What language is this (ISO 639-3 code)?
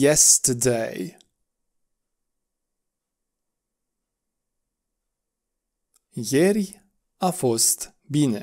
ron